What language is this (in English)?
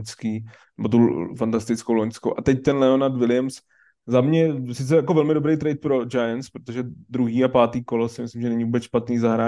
Czech